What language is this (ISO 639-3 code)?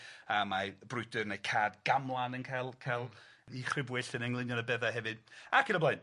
cym